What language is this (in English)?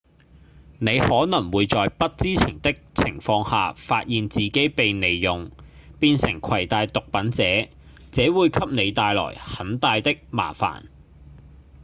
Cantonese